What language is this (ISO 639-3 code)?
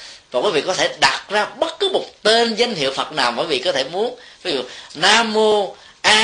vie